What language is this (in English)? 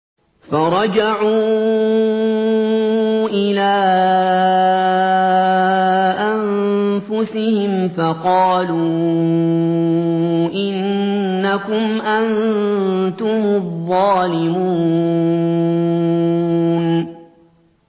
Arabic